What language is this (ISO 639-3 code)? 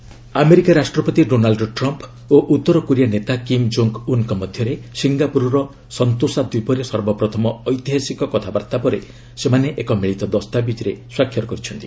ori